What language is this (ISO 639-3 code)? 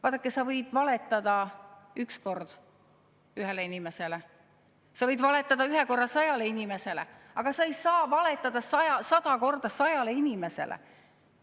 est